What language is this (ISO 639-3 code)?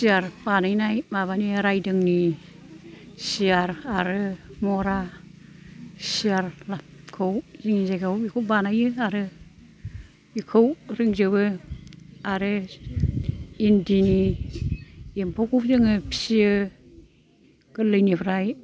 brx